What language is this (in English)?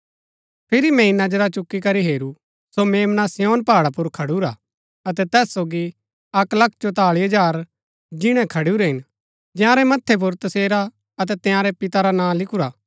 Gaddi